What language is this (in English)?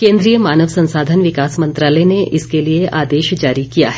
Hindi